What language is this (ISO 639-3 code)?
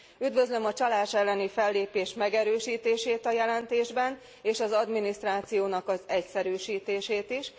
hun